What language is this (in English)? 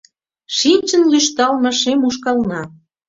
Mari